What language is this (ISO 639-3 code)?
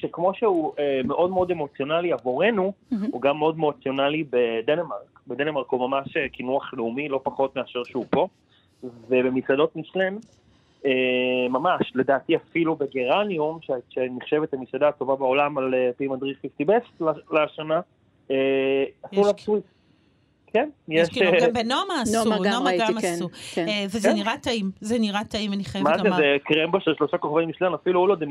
heb